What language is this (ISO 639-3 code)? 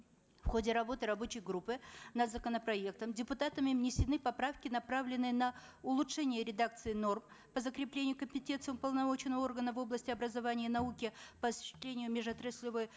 kaz